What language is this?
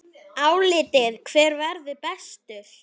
Icelandic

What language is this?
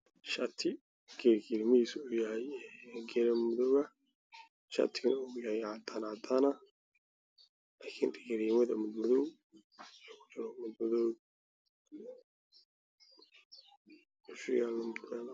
Somali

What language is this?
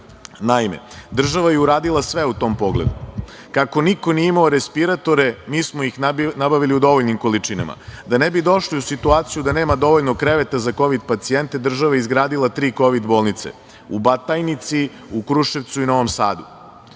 Serbian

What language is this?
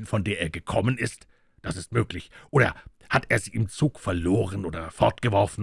German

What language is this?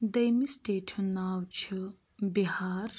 Kashmiri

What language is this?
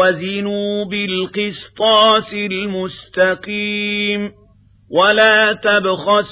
Arabic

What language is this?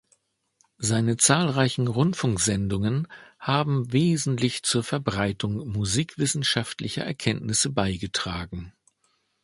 German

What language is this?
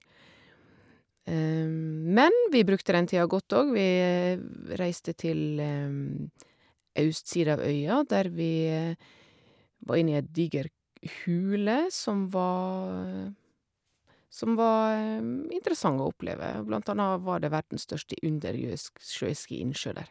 Norwegian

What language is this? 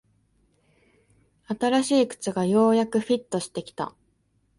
Japanese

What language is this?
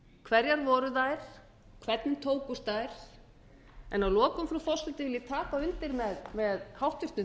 Icelandic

